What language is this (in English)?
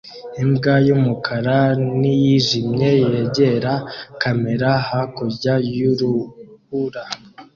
Kinyarwanda